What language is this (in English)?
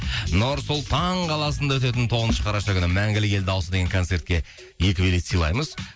Kazakh